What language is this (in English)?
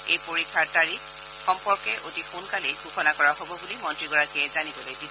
Assamese